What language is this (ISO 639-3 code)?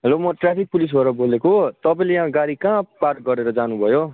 nep